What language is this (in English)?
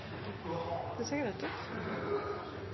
Norwegian Nynorsk